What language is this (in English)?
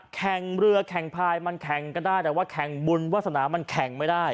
Thai